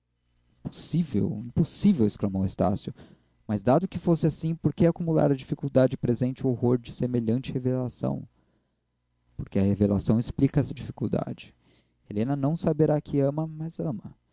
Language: Portuguese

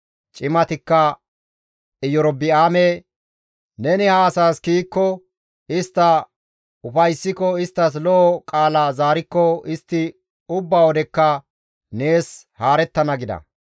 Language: Gamo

